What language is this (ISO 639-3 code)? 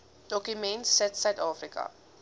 afr